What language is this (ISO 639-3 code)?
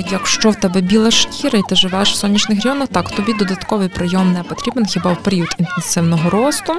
ukr